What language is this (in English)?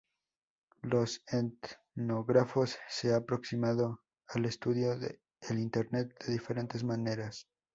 Spanish